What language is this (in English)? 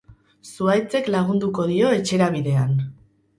Basque